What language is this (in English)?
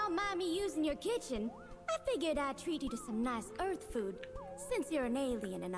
German